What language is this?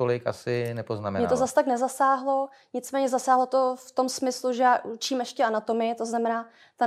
Czech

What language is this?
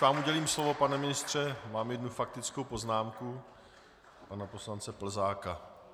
Czech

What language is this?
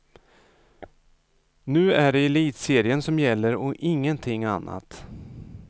Swedish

